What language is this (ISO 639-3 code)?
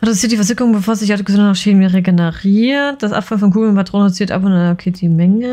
deu